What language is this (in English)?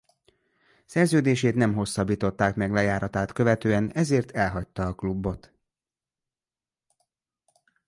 Hungarian